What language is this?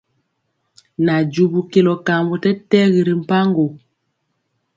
Mpiemo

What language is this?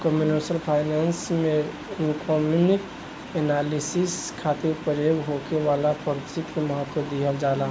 Bhojpuri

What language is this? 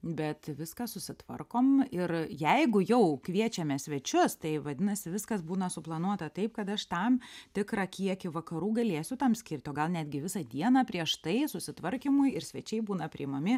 Lithuanian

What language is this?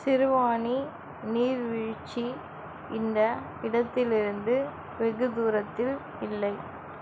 Tamil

